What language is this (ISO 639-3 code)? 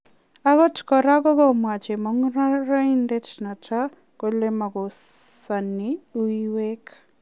kln